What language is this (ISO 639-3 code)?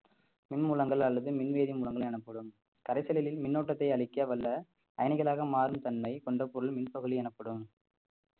tam